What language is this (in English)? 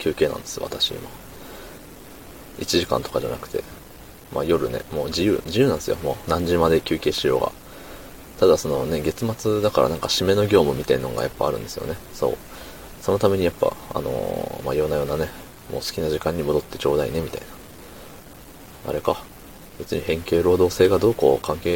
Japanese